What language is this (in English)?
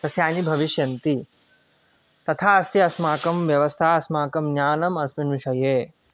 Sanskrit